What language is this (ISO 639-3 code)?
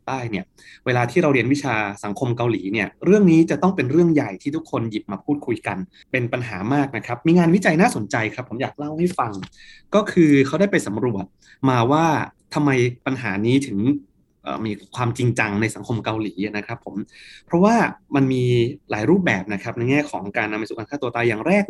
tha